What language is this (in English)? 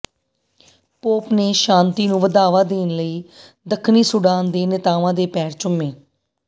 Punjabi